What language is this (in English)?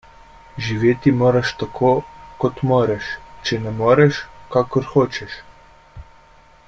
Slovenian